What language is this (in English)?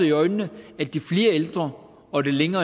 Danish